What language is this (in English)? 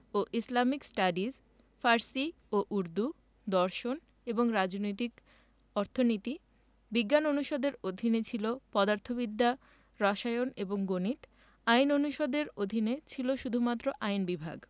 Bangla